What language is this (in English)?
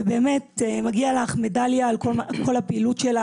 Hebrew